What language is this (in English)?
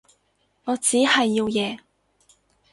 Cantonese